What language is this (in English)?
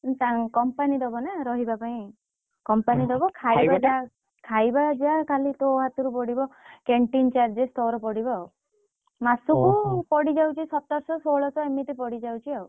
Odia